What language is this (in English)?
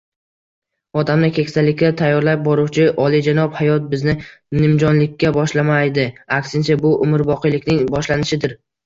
Uzbek